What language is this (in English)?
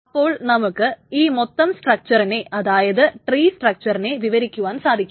Malayalam